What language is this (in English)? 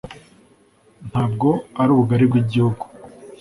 Kinyarwanda